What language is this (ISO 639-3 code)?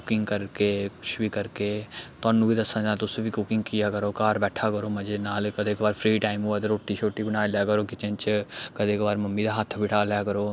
doi